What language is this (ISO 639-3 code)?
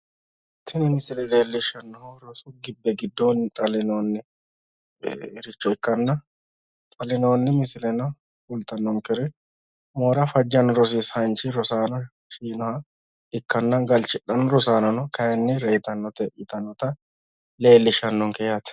sid